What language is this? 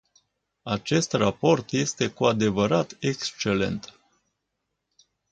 Romanian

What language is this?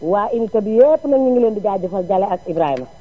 Wolof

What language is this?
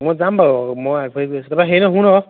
Assamese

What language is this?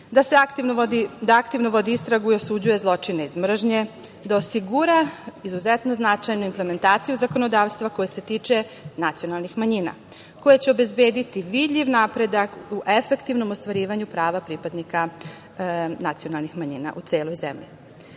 Serbian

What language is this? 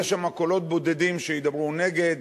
Hebrew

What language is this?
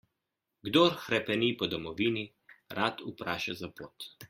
Slovenian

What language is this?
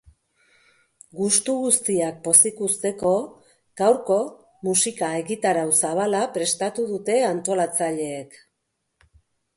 Basque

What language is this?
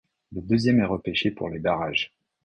French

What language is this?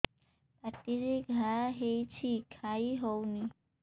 Odia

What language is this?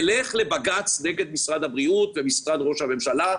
Hebrew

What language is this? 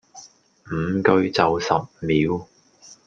Cantonese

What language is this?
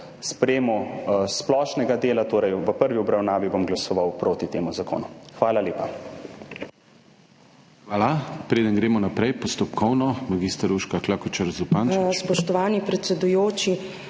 Slovenian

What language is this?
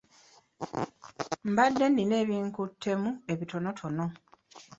Ganda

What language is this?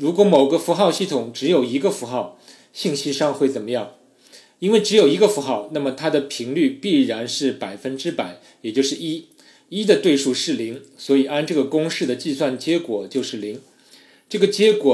Chinese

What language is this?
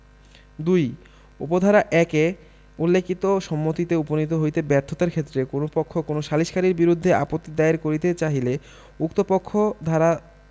Bangla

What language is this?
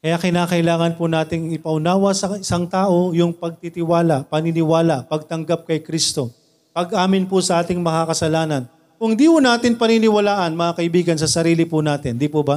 Filipino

